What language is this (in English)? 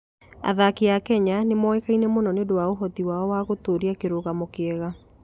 Kikuyu